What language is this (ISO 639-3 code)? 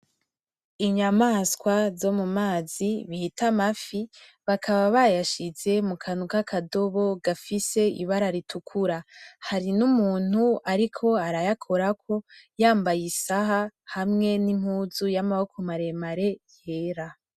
run